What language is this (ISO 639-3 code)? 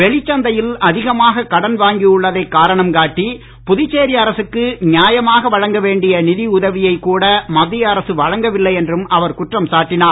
tam